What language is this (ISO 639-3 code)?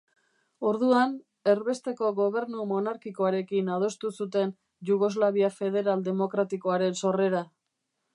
eus